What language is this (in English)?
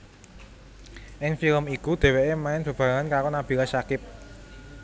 Javanese